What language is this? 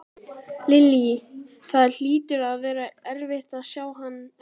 Icelandic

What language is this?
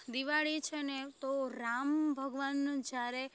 Gujarati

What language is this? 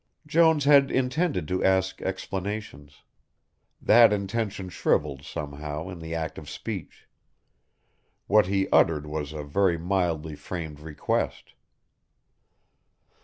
English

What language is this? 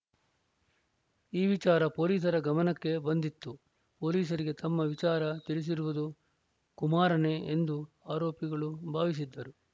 Kannada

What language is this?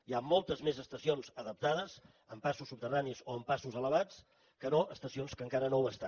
Catalan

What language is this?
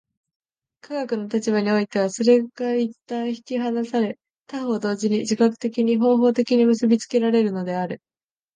Japanese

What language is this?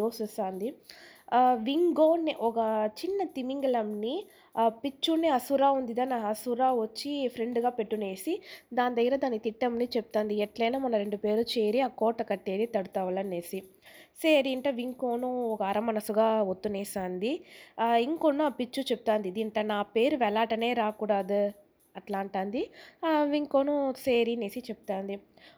Telugu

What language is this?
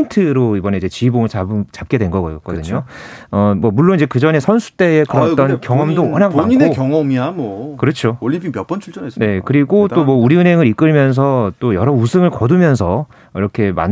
Korean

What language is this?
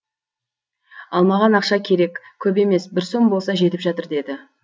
Kazakh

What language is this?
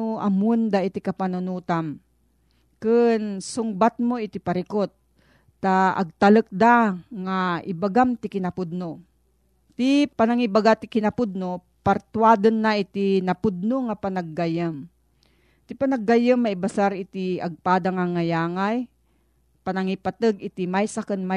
Filipino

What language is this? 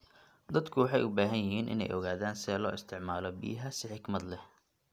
Somali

